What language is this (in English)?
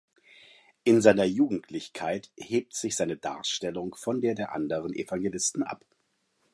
German